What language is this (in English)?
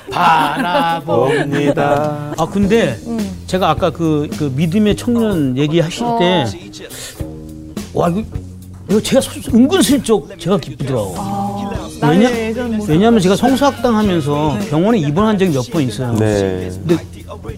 Korean